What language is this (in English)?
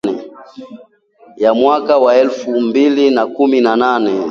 Swahili